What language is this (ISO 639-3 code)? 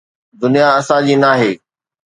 snd